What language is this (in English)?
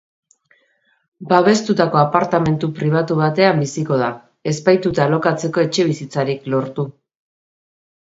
Basque